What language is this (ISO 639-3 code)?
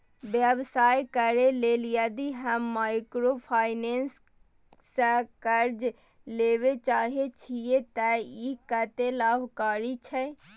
mai